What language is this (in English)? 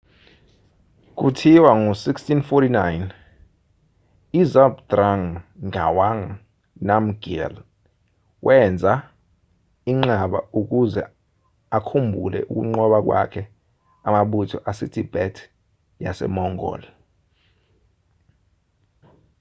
Zulu